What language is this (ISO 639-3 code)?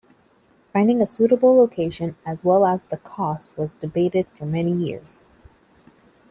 eng